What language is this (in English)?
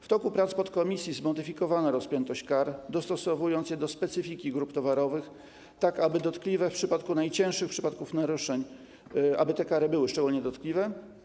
Polish